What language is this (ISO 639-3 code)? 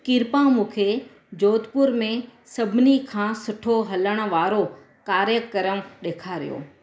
snd